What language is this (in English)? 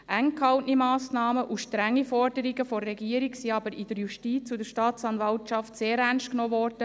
Swiss German